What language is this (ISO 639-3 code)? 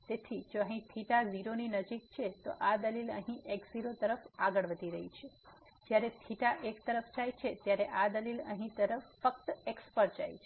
guj